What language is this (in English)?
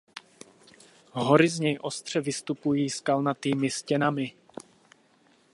Czech